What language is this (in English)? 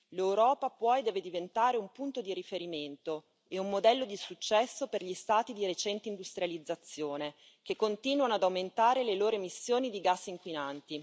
Italian